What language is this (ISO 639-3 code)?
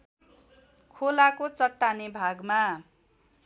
nep